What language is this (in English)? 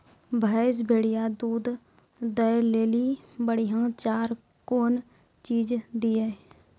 Maithili